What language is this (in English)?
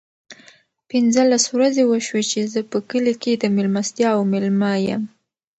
Pashto